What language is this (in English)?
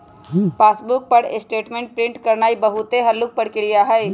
Magahi